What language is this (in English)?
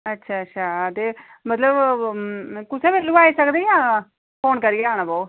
Dogri